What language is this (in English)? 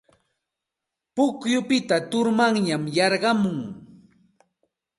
Santa Ana de Tusi Pasco Quechua